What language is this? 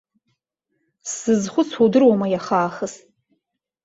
Abkhazian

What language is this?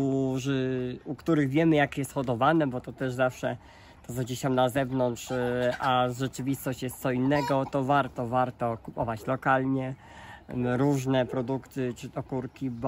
Polish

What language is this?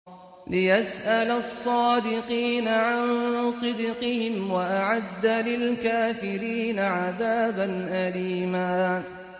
Arabic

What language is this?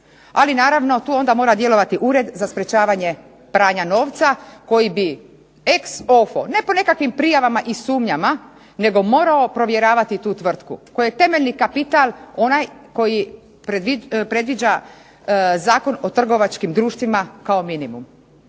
Croatian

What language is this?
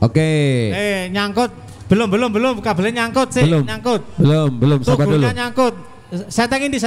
Indonesian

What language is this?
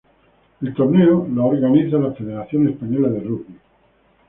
Spanish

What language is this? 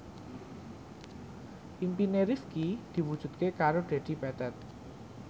Javanese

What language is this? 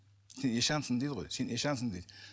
Kazakh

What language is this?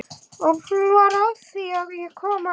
Icelandic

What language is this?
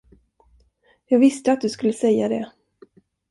Swedish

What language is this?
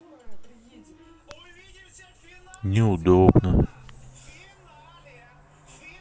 Russian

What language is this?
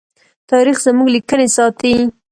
Pashto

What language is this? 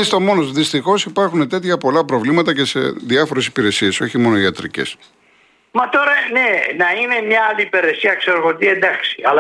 Greek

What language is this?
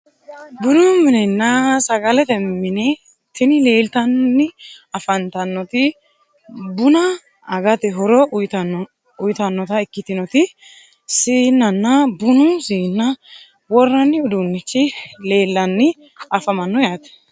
Sidamo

